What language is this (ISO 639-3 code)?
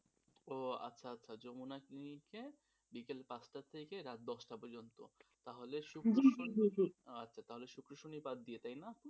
ben